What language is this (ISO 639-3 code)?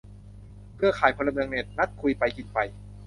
tha